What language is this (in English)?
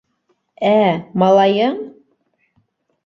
Bashkir